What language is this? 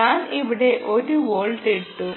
Malayalam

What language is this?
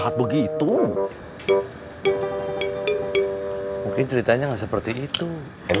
Indonesian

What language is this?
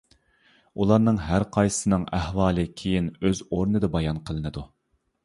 Uyghur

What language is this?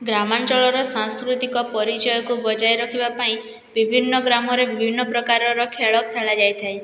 Odia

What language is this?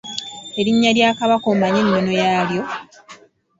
Ganda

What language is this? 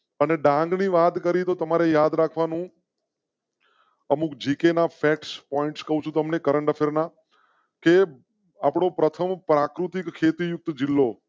Gujarati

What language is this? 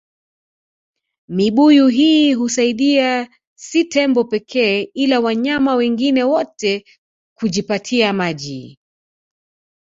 Swahili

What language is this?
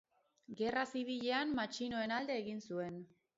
Basque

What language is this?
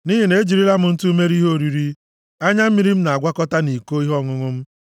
Igbo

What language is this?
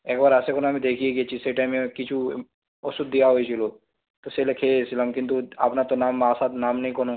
Bangla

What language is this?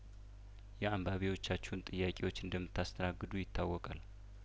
Amharic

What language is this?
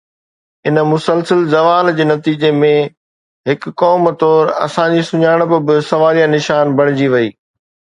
Sindhi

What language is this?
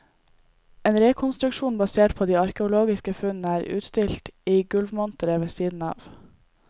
Norwegian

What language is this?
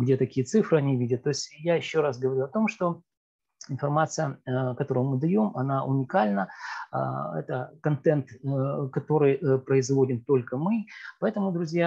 Russian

